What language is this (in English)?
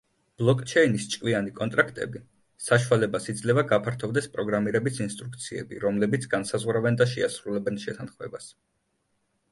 Georgian